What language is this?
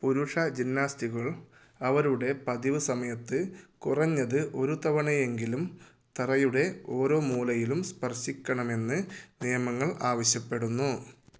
Malayalam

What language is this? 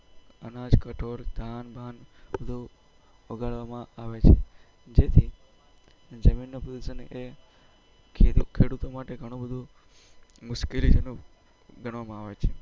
Gujarati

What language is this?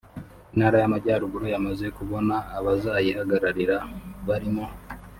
Kinyarwanda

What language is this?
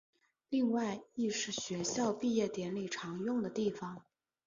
Chinese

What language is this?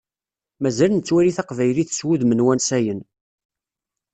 Kabyle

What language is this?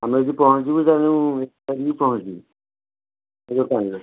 Odia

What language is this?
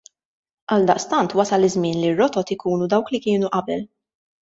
Maltese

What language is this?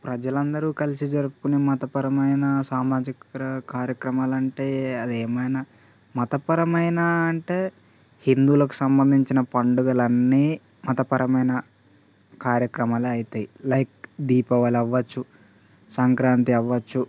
Telugu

